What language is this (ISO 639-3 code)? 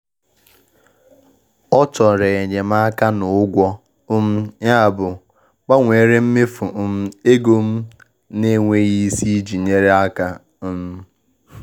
ibo